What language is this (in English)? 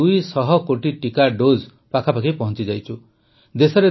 Odia